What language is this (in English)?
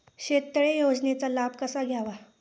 Marathi